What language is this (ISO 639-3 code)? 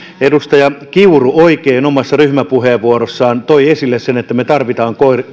fin